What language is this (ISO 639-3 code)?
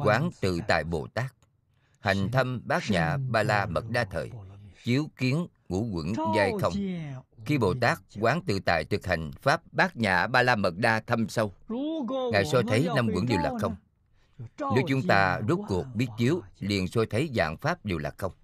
vie